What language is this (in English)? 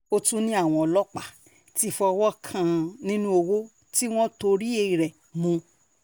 Yoruba